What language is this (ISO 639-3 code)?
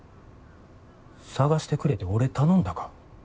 jpn